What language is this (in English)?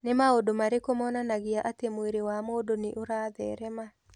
Kikuyu